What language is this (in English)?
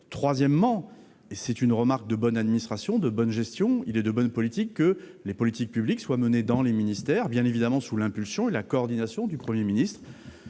French